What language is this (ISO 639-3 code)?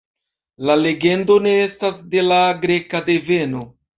epo